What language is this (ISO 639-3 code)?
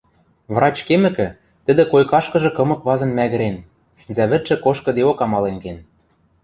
mrj